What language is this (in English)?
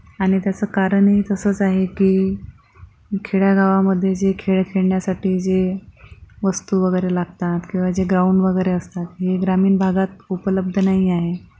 Marathi